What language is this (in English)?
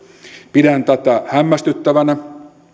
Finnish